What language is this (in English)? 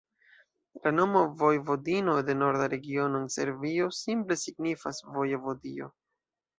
Esperanto